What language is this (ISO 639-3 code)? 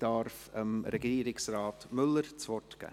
gsw